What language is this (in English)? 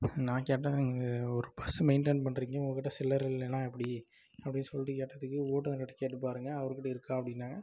Tamil